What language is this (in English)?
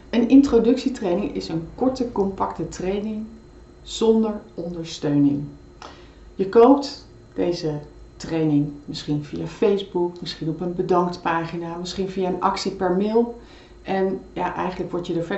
Dutch